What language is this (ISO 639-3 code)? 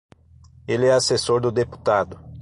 por